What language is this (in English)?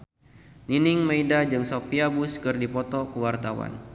Sundanese